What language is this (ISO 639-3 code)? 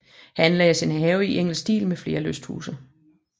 dan